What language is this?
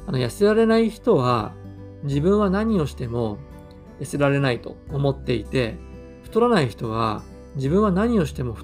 Japanese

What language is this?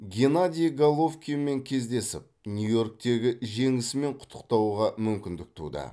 Kazakh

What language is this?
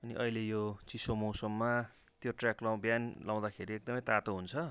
Nepali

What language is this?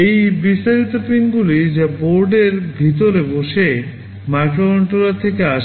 Bangla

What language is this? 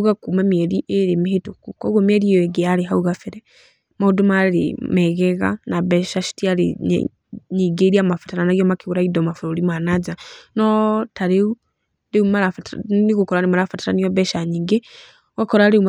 Kikuyu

